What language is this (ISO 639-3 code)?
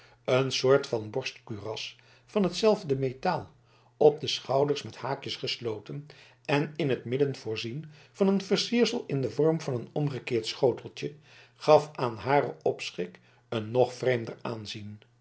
nld